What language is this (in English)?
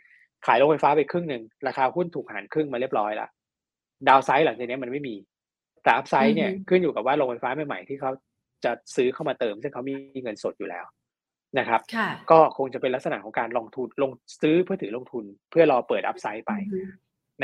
Thai